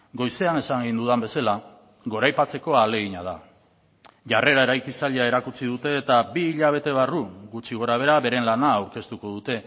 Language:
Basque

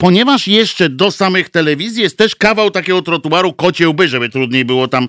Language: Polish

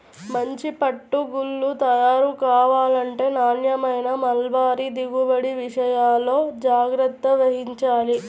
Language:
Telugu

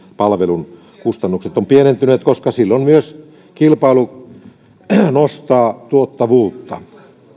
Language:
Finnish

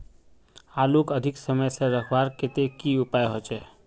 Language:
Magahi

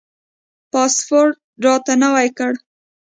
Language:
Pashto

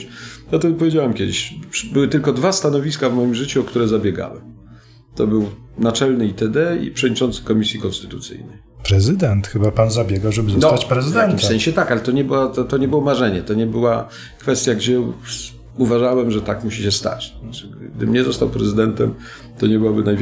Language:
Polish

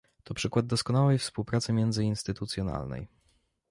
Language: Polish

